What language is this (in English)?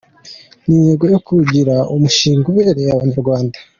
Kinyarwanda